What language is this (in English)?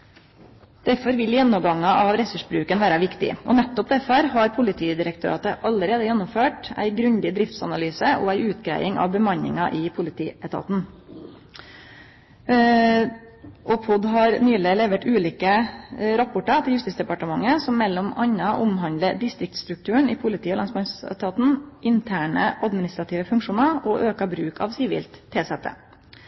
Norwegian Nynorsk